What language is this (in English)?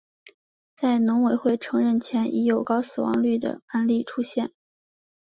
Chinese